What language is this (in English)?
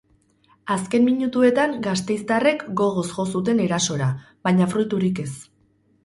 Basque